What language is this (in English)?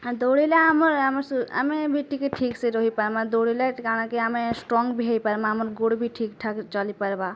Odia